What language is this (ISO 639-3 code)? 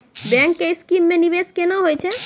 mai